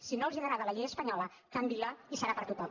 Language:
Catalan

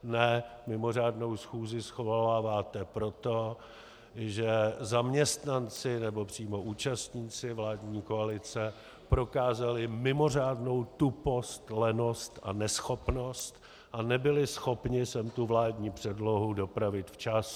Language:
Czech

